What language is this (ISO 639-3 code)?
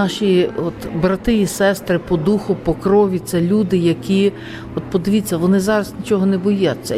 ukr